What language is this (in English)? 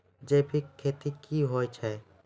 Maithili